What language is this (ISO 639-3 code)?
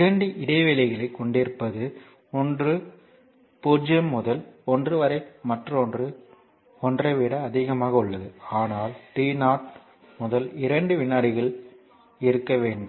tam